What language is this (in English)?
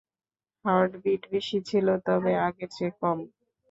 Bangla